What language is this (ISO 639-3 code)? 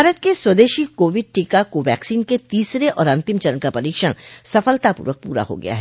hin